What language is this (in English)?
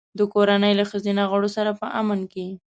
Pashto